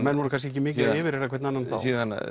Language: Icelandic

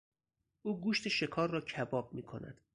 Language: Persian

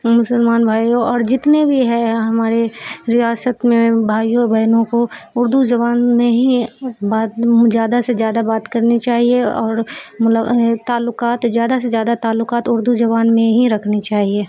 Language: Urdu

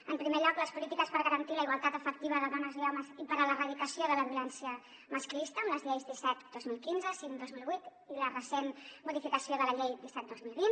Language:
Catalan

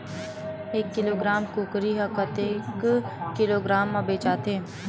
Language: Chhattisgarhi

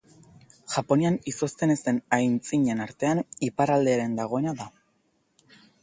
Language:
Basque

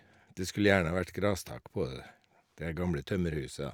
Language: Norwegian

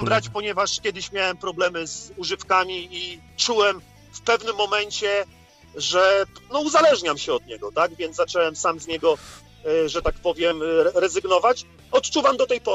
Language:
Polish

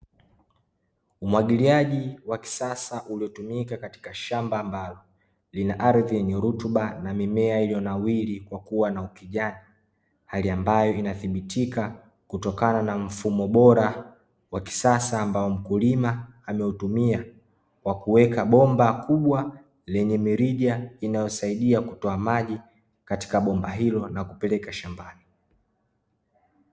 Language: Swahili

